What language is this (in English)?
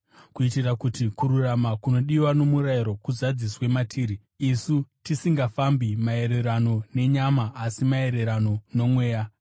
Shona